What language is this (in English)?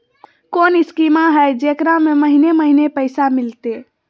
Magahi